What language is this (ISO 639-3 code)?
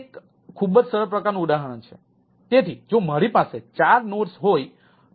guj